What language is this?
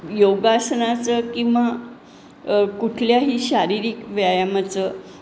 Marathi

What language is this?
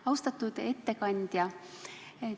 Estonian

